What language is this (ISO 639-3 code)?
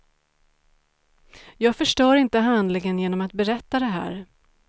swe